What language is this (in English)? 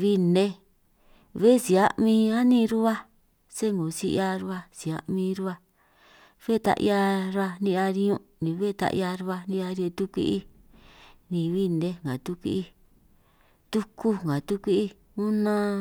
San Martín Itunyoso Triqui